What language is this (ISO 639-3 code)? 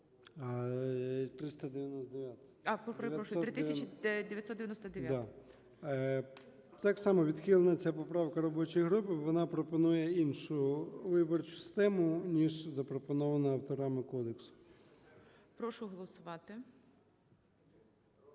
ukr